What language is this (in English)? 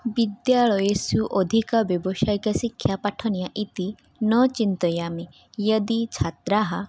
Sanskrit